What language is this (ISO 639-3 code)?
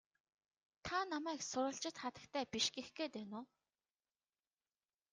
mon